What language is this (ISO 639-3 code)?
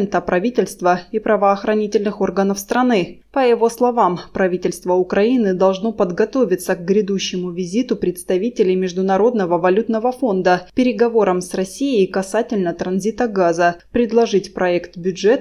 rus